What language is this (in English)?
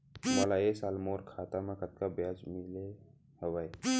Chhattisgarhi